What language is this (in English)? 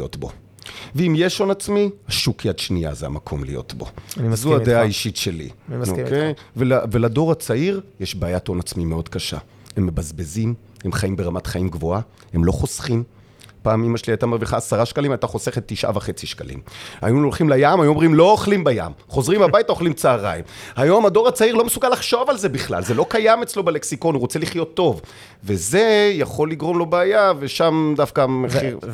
Hebrew